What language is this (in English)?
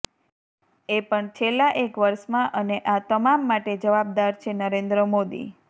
Gujarati